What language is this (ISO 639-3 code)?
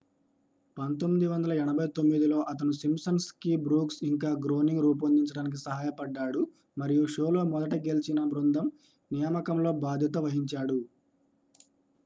tel